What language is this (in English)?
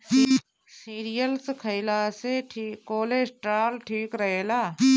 Bhojpuri